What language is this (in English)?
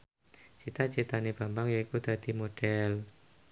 Javanese